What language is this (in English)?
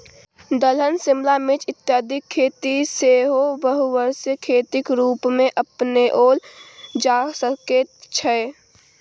Maithili